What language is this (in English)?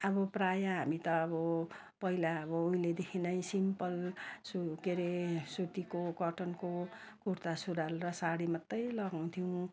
Nepali